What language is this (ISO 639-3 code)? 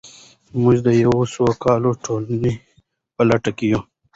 pus